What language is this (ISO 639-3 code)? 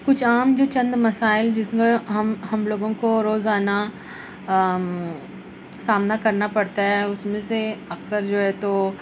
urd